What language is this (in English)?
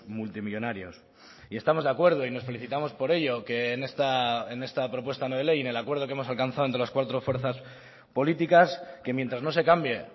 Spanish